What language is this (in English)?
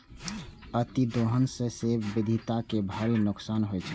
Maithili